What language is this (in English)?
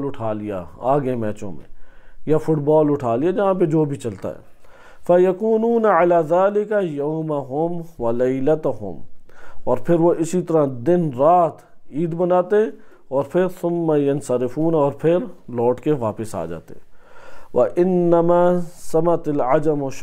Arabic